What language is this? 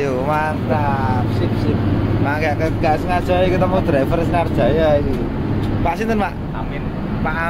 Indonesian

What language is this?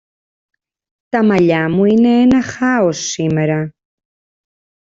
Greek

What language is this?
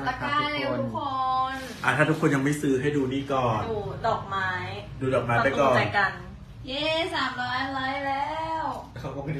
Thai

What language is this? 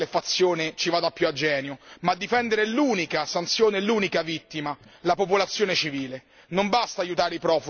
Italian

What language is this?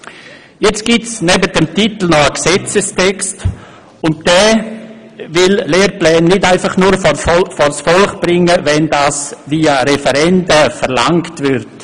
Swiss German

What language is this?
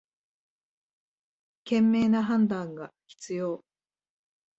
Japanese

